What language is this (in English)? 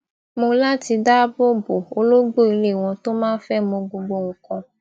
Yoruba